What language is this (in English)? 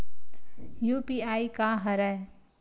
Chhattisgarhi